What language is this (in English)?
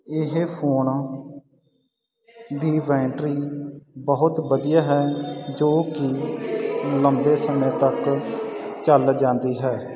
Punjabi